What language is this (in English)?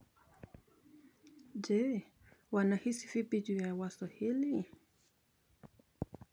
Kalenjin